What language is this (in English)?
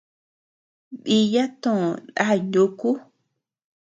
Tepeuxila Cuicatec